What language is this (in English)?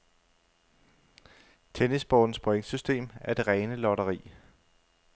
Danish